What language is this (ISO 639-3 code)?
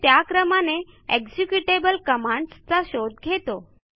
mar